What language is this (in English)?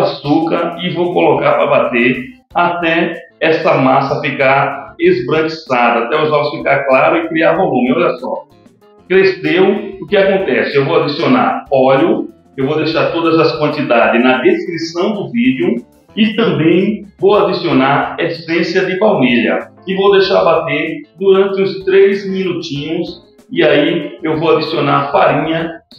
Portuguese